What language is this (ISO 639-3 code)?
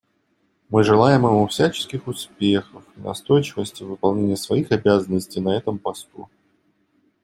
rus